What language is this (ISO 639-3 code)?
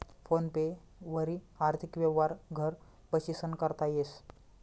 mar